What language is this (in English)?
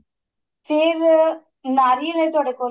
Punjabi